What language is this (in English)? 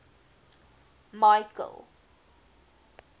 Afrikaans